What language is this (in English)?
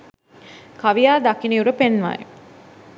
Sinhala